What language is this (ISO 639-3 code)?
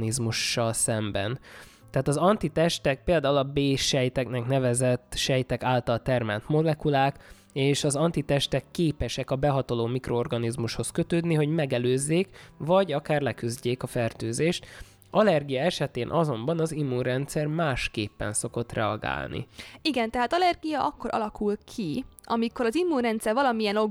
hun